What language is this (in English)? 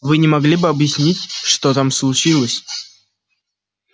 Russian